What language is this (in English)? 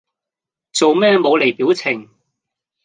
Cantonese